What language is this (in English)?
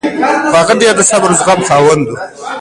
Pashto